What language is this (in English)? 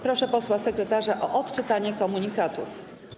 Polish